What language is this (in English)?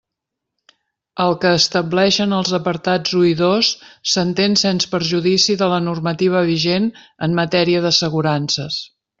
Catalan